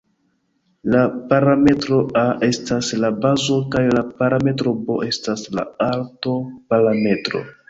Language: Esperanto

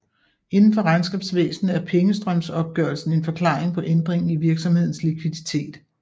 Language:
Danish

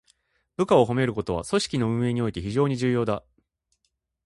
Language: Japanese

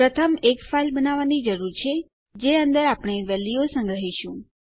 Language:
Gujarati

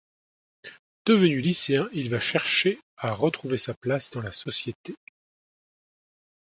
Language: French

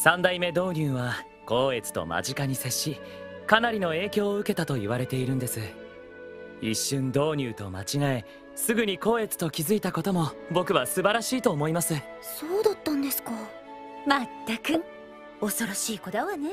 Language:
Japanese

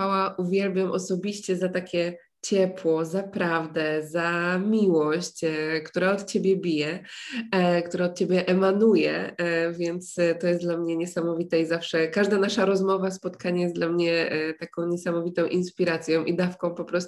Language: Polish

